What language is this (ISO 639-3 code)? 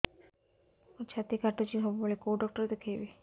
ori